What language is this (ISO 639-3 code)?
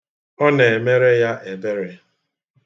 ibo